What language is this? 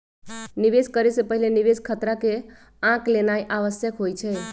Magahi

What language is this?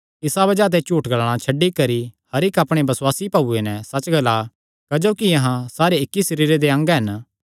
Kangri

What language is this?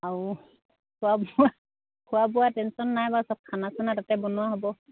Assamese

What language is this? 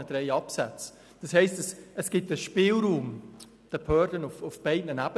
Swiss German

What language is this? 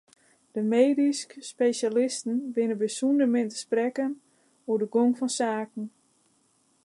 Western Frisian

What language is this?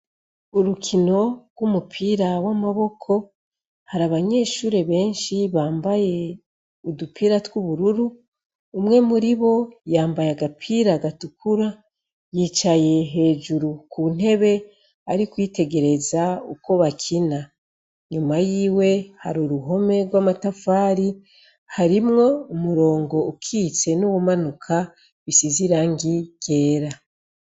Rundi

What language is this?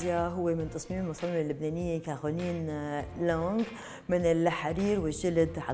Arabic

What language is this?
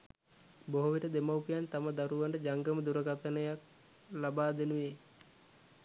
Sinhala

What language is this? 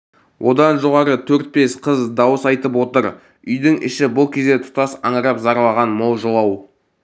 Kazakh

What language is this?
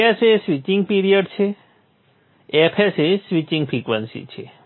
Gujarati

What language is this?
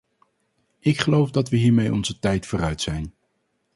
Dutch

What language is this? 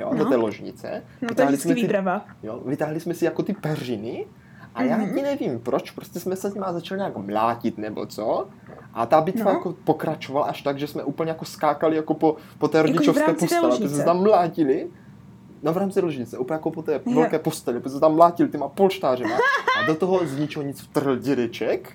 Czech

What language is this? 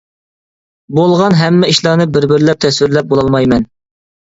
Uyghur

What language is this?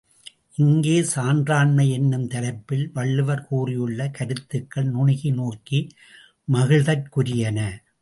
Tamil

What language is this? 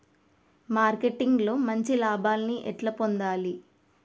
Telugu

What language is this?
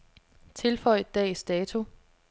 Danish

